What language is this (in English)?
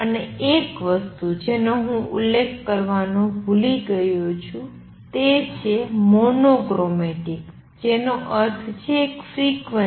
Gujarati